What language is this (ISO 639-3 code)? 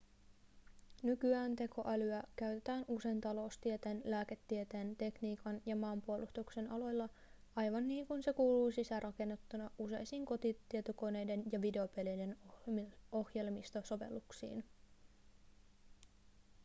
fin